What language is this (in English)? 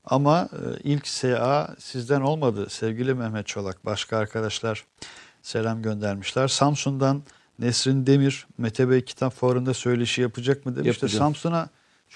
Turkish